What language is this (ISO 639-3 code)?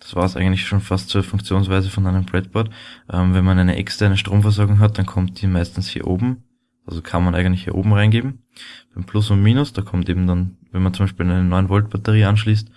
deu